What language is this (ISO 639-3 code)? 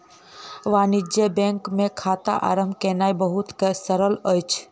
mai